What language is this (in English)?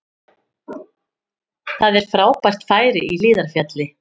Icelandic